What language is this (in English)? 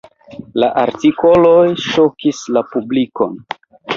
Esperanto